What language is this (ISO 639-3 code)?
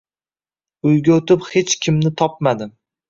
uzb